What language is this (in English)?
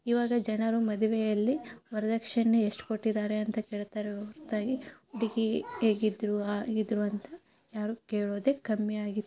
Kannada